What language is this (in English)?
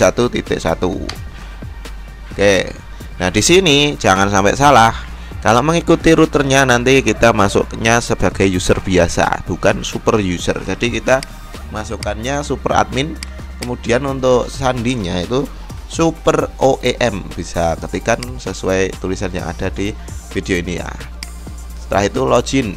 Indonesian